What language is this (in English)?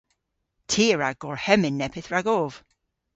Cornish